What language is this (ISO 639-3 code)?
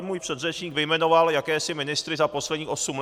ces